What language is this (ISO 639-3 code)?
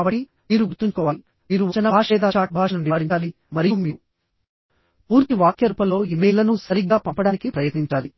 tel